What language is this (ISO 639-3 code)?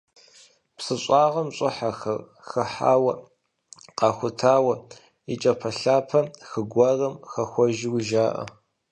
kbd